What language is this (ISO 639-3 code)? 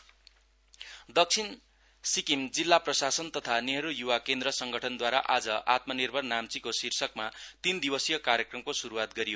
nep